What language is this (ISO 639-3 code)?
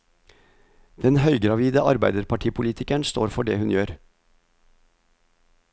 nor